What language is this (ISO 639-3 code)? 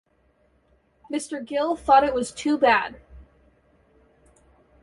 eng